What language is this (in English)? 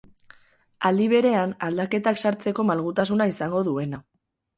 Basque